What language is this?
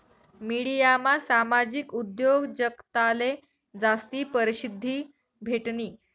Marathi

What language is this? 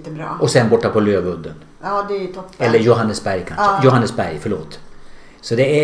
Swedish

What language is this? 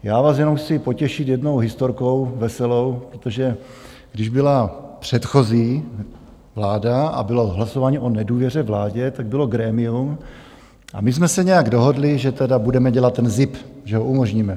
Czech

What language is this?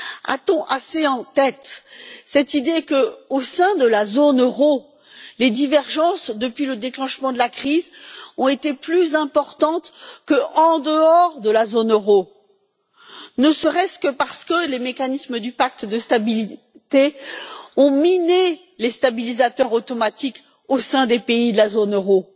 French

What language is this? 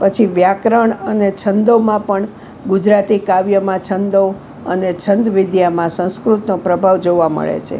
Gujarati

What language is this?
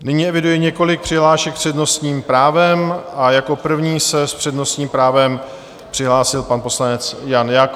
Czech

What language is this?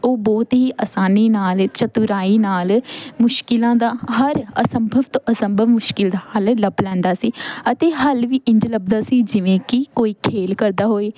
Punjabi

